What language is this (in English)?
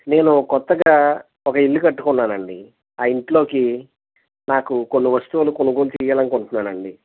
Telugu